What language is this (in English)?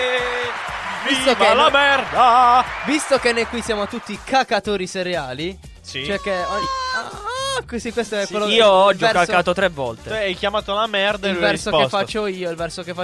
Italian